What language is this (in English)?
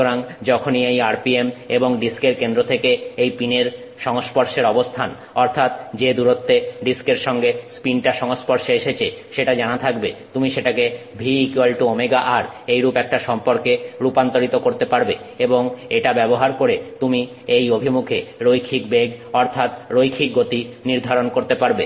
Bangla